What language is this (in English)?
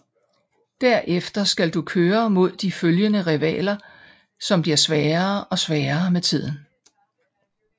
Danish